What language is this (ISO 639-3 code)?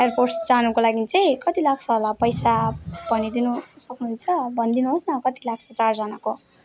nep